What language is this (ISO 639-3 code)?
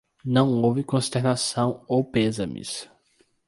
por